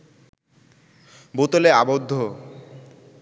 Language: Bangla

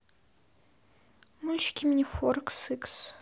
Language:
Russian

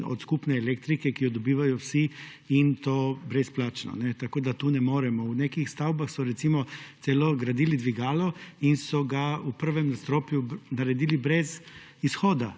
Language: Slovenian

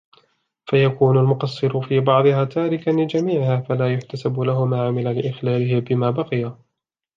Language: Arabic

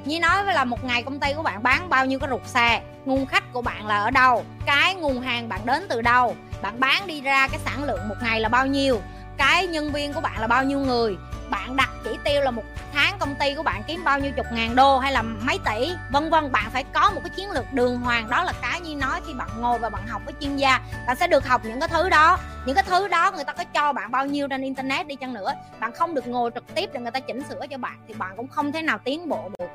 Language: Vietnamese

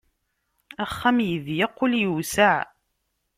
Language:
Kabyle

